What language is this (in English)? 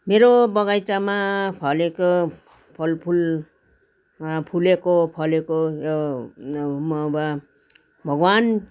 Nepali